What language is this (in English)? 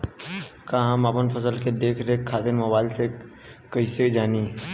Bhojpuri